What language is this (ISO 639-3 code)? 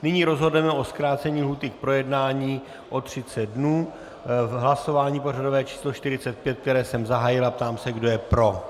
ces